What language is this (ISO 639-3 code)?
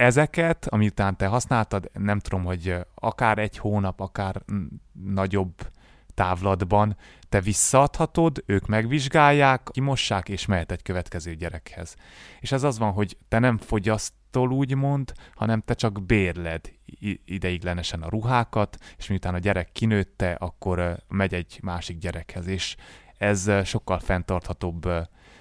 hun